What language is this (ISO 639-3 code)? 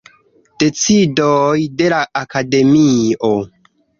epo